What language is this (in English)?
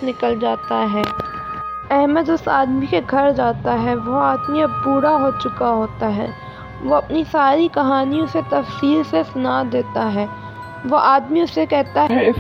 Urdu